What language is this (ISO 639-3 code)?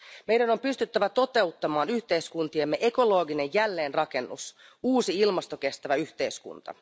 fin